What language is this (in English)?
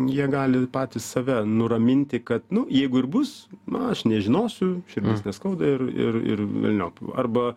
Lithuanian